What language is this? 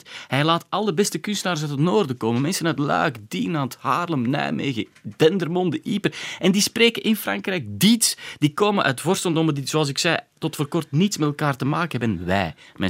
Dutch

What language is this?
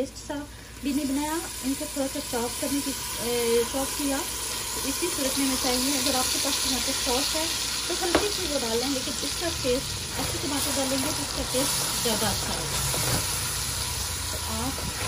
Hindi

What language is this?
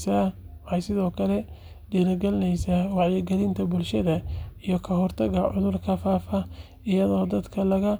Somali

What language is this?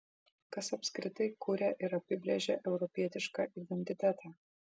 Lithuanian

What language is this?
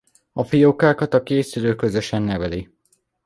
Hungarian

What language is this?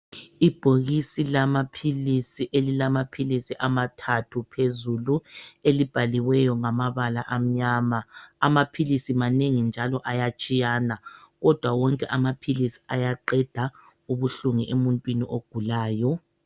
North Ndebele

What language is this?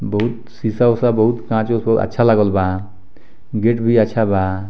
Bhojpuri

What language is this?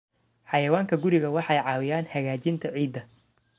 Somali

